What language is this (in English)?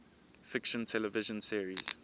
English